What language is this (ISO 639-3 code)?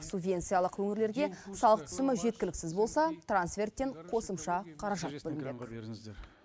kaz